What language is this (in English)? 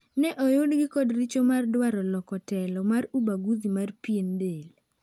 Luo (Kenya and Tanzania)